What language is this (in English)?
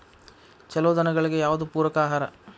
Kannada